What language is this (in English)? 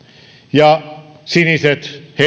Finnish